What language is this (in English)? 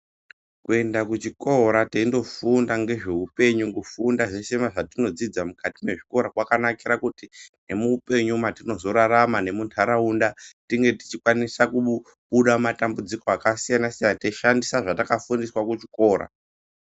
Ndau